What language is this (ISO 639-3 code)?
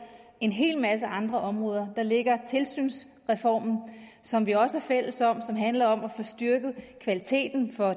dan